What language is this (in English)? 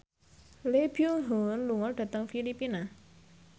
Javanese